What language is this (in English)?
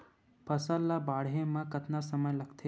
Chhattisgarhi